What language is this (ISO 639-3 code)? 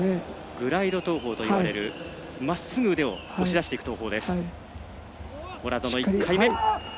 jpn